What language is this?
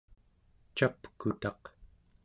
Central Yupik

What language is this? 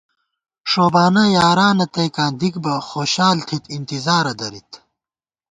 Gawar-Bati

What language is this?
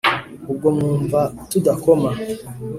Kinyarwanda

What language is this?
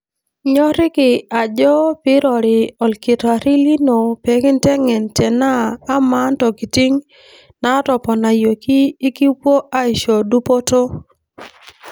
Masai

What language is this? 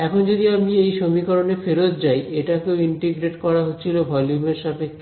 Bangla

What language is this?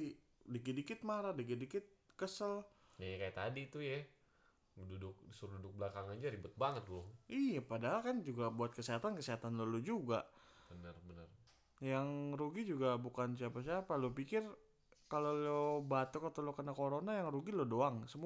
Indonesian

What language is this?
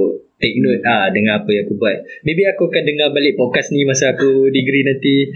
Malay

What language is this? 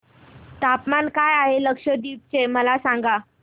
Marathi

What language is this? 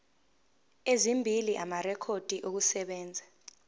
Zulu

